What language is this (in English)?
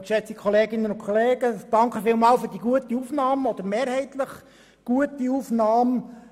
Swiss German